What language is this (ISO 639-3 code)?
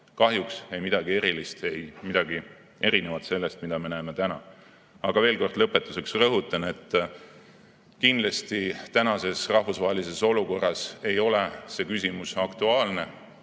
est